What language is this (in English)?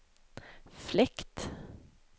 Swedish